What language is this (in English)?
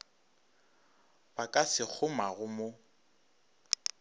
Northern Sotho